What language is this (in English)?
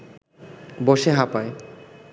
Bangla